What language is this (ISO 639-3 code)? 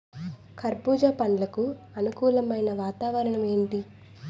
tel